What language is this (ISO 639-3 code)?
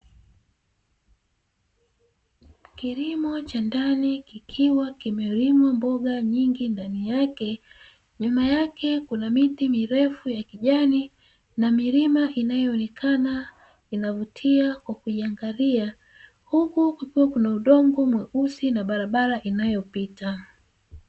swa